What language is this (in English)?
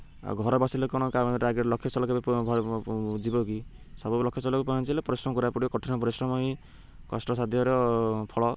Odia